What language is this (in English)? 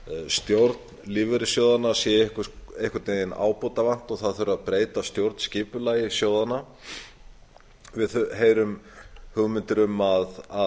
Icelandic